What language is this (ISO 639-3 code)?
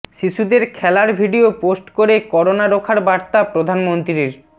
ben